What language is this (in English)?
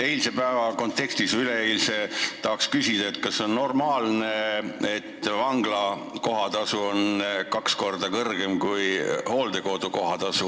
Estonian